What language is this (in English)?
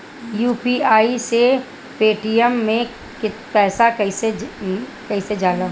Bhojpuri